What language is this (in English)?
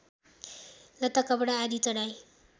Nepali